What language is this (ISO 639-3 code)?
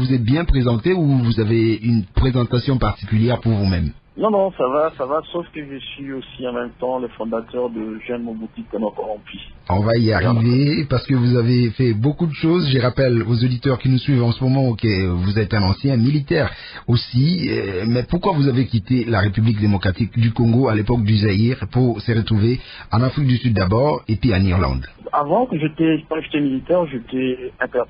fra